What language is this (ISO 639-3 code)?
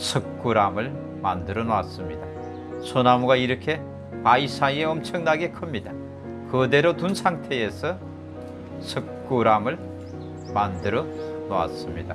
kor